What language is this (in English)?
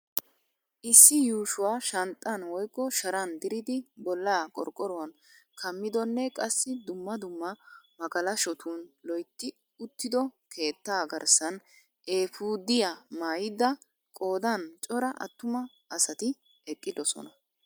Wolaytta